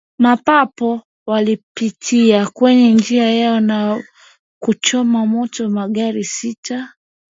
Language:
Swahili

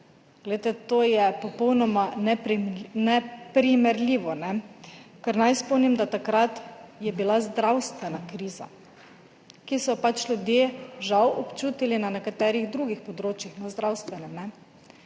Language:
Slovenian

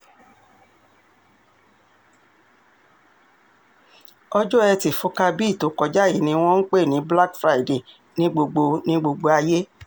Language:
Yoruba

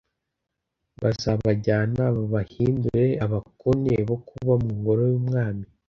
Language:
Kinyarwanda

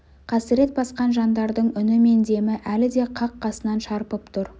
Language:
Kazakh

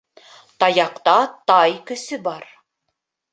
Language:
Bashkir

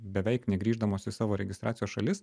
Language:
Lithuanian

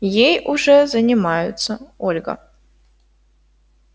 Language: Russian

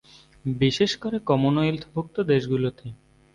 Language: Bangla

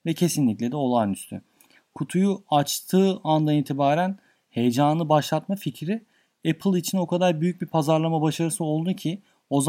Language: Turkish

